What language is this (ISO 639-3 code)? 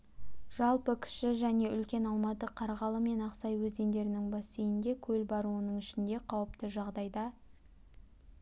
kaz